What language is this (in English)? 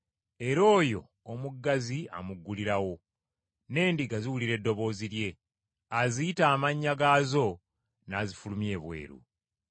Ganda